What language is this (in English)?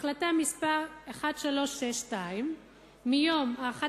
Hebrew